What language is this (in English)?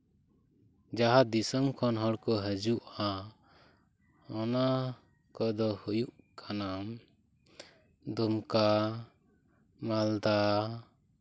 Santali